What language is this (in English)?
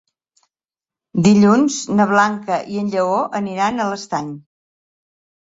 Catalan